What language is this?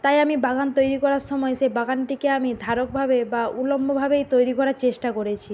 Bangla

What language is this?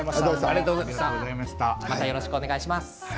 Japanese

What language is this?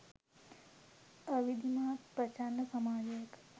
Sinhala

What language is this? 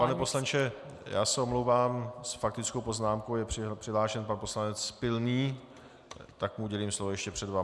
Czech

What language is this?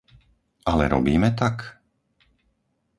Slovak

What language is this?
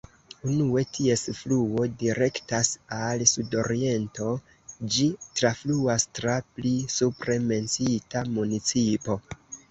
Esperanto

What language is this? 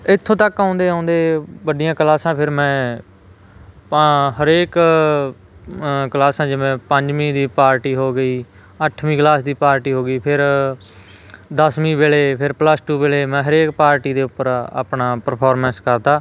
Punjabi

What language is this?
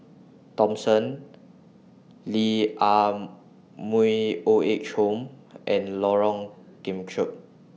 English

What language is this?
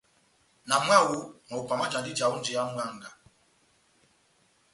Batanga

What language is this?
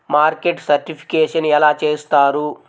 Telugu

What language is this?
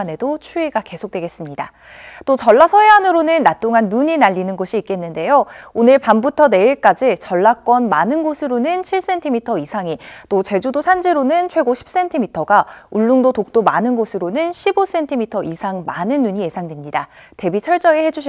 Korean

